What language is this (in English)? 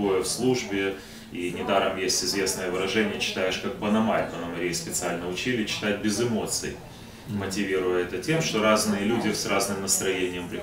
Russian